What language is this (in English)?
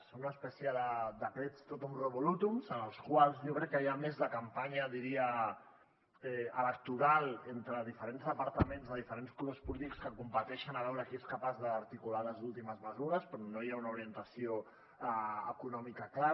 Catalan